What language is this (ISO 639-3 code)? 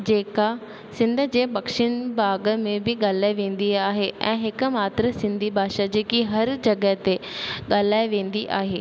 snd